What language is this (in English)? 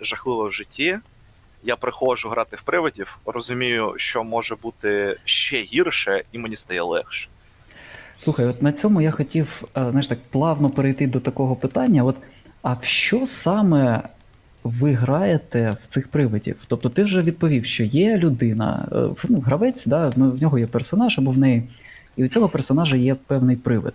Ukrainian